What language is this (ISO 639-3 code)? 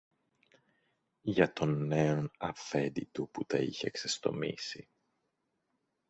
ell